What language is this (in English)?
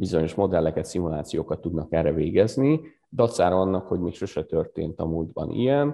Hungarian